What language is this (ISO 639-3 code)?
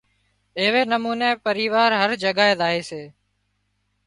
kxp